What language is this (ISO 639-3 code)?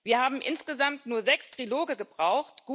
deu